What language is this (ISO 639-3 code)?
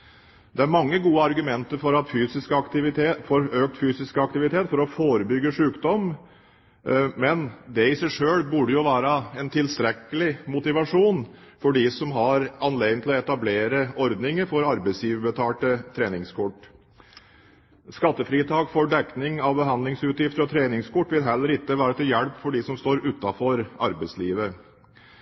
nob